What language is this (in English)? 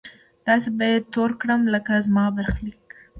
Pashto